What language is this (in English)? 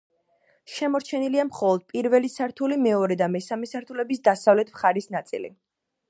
Georgian